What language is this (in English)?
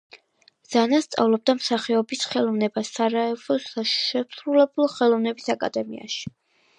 Georgian